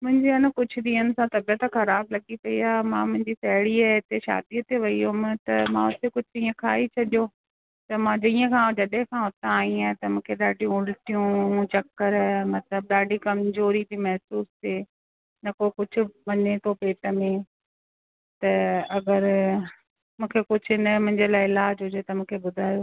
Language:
Sindhi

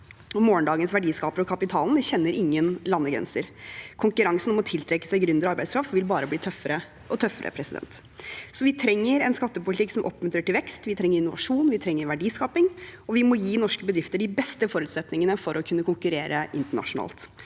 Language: Norwegian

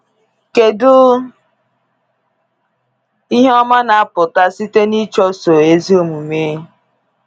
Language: Igbo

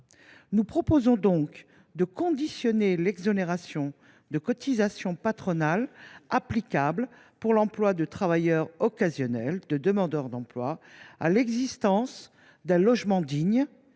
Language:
French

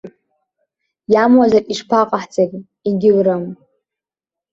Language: Abkhazian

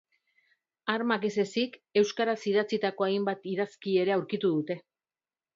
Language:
Basque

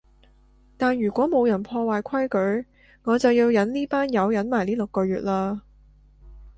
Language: Cantonese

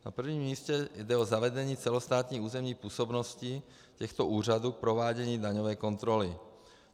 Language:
Czech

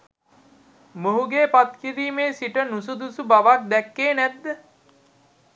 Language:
Sinhala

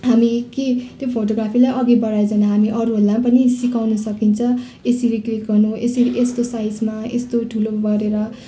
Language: Nepali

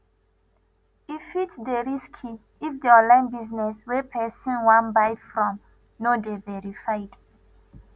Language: Nigerian Pidgin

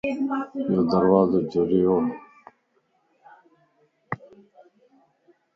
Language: Lasi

